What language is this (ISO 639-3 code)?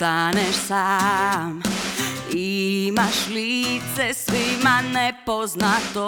hrv